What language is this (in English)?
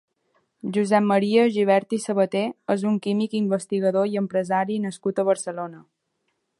Catalan